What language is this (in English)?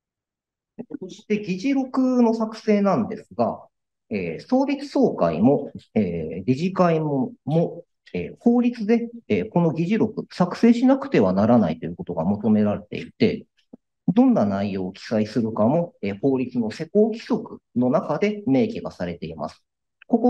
Japanese